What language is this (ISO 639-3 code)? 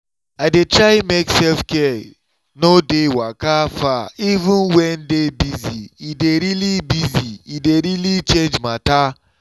pcm